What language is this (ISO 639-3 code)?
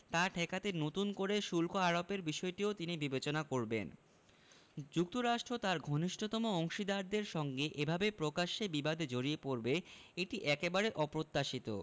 ben